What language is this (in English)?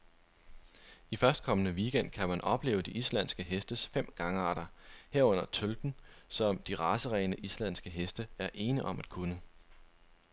Danish